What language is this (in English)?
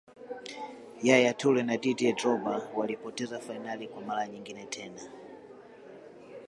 Swahili